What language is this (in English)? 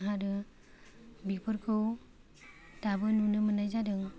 Bodo